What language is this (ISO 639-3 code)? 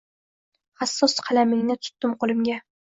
uzb